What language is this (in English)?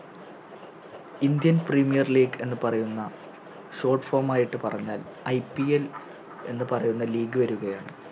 Malayalam